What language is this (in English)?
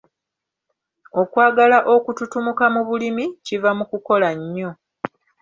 Ganda